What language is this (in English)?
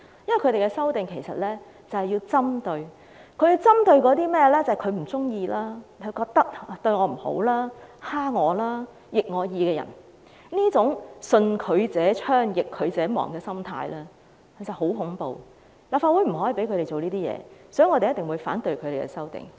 Cantonese